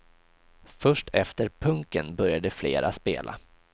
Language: Swedish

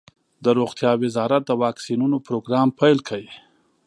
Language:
Pashto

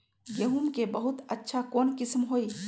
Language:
Magahi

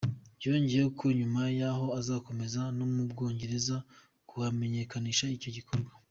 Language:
Kinyarwanda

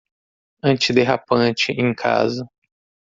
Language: Portuguese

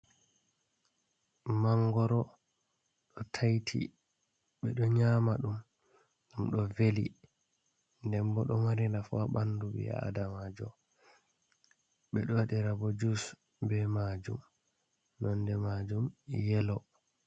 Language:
Fula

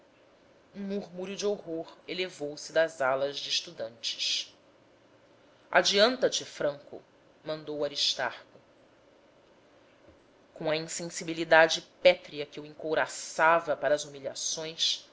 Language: Portuguese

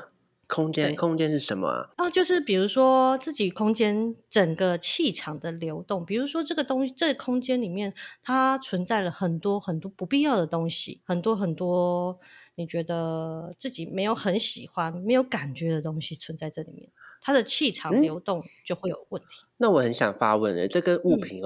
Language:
Chinese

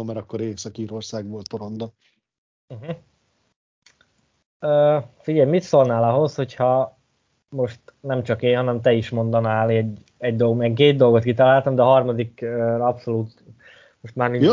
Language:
Hungarian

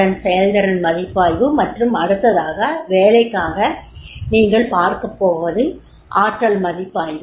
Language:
Tamil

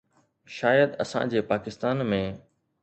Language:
Sindhi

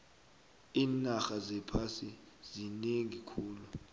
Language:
South Ndebele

